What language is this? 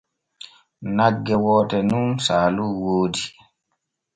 Borgu Fulfulde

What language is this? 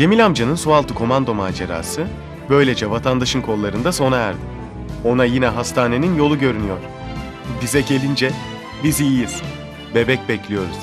Turkish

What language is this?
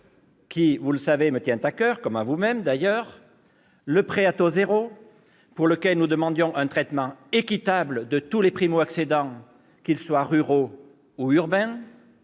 French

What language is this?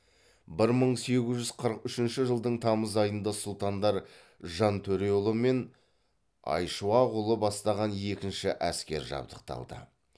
Kazakh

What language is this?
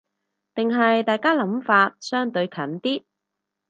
Cantonese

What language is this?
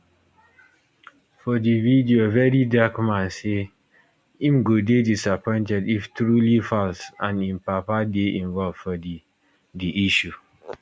Nigerian Pidgin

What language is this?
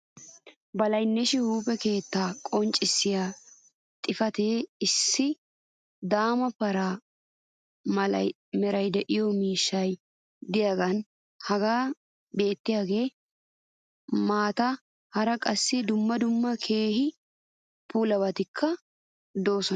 Wolaytta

